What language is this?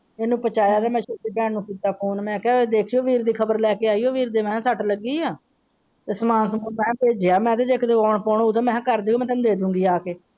Punjabi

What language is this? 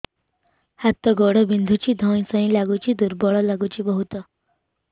Odia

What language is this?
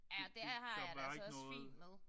Danish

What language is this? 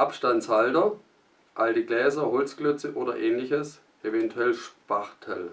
German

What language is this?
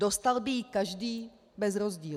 Czech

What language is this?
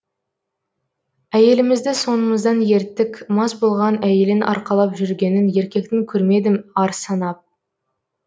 Kazakh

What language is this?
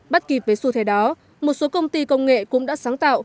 Vietnamese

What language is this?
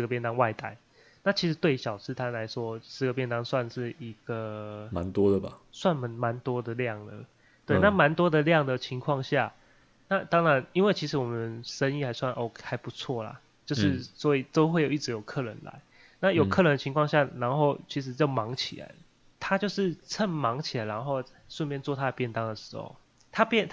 Chinese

